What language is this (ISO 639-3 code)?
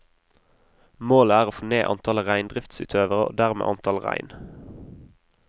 nor